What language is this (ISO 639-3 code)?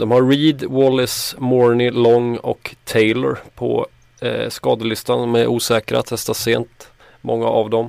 swe